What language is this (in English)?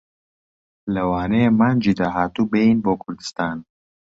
Central Kurdish